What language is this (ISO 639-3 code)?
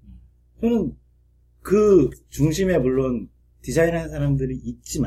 kor